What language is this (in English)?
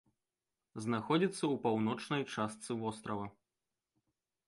Belarusian